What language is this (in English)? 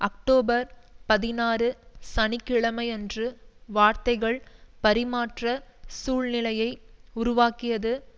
Tamil